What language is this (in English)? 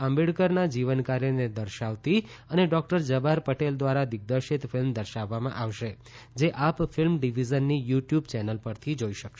Gujarati